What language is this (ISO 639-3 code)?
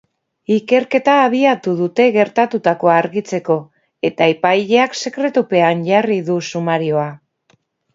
eus